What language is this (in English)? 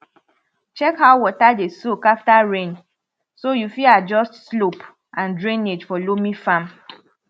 Nigerian Pidgin